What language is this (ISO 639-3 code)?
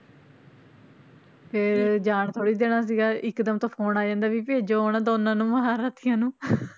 pan